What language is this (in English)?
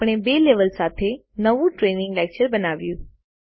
Gujarati